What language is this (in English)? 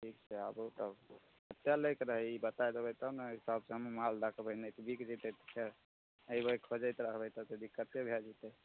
Maithili